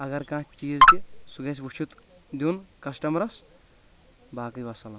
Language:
Kashmiri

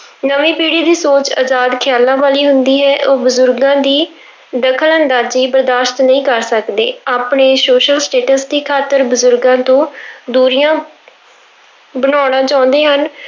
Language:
Punjabi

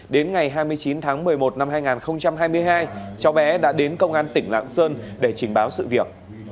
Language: Vietnamese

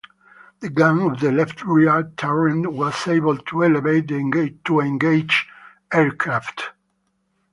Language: English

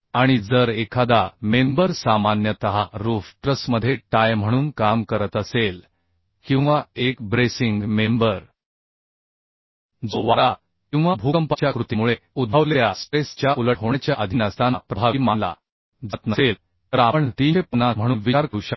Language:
Marathi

